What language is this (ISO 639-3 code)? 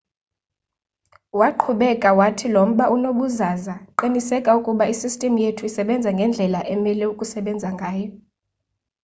xho